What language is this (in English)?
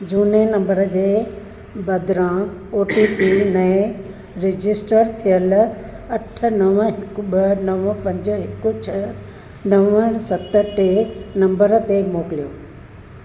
Sindhi